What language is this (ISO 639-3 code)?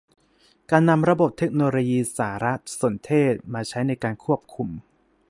tha